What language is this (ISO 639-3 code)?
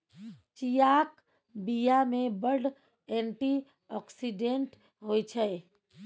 mai